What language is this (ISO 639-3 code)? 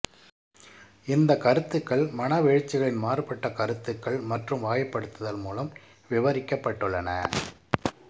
tam